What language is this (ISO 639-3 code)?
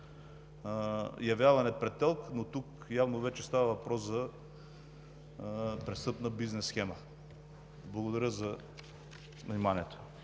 bul